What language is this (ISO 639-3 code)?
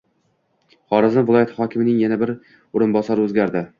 uzb